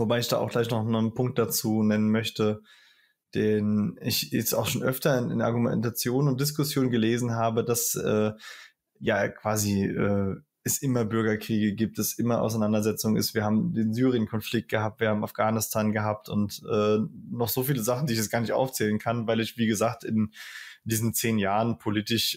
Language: German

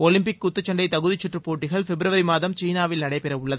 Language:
Tamil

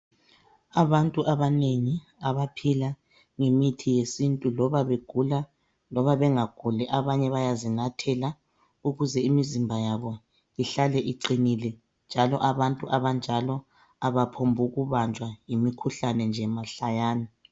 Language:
North Ndebele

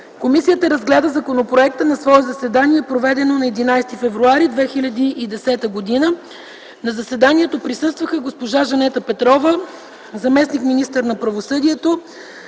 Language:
Bulgarian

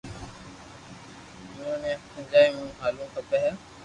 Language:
Loarki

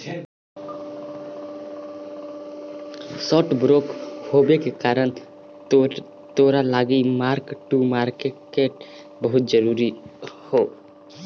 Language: Magahi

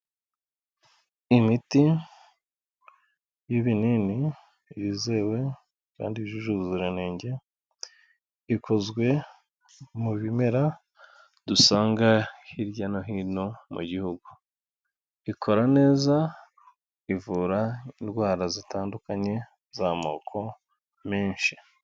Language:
Kinyarwanda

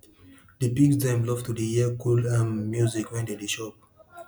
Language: Nigerian Pidgin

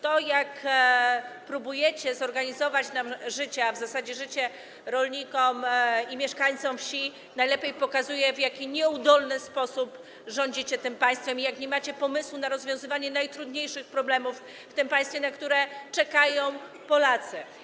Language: Polish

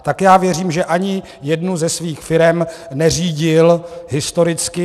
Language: Czech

